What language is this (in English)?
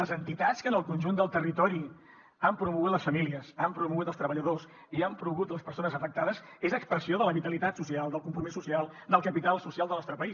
Catalan